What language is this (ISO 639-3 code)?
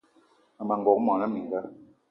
eto